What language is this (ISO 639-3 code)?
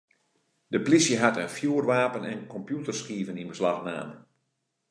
fry